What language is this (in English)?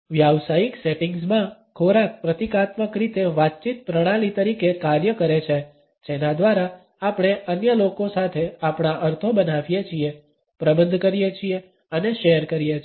Gujarati